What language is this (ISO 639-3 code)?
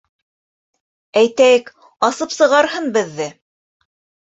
bak